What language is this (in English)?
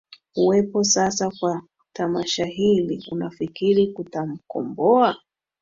Swahili